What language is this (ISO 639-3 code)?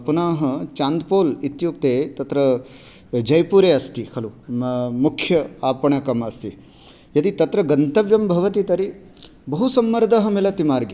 san